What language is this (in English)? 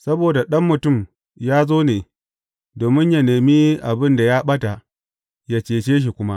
Hausa